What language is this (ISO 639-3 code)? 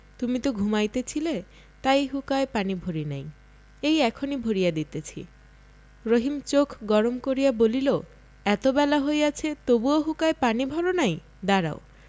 ben